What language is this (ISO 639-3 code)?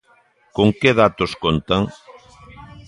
glg